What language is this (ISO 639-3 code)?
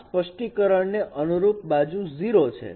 guj